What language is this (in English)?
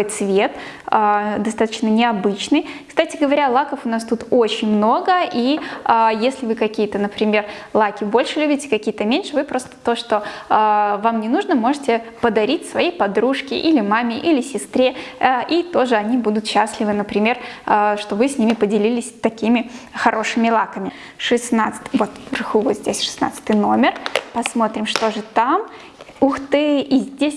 Russian